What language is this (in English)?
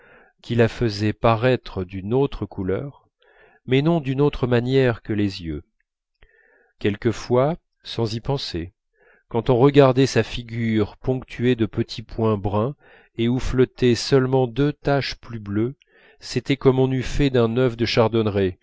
French